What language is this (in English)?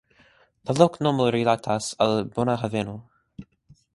Esperanto